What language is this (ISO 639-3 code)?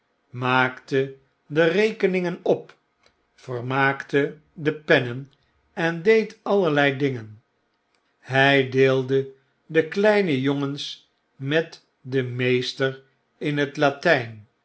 nld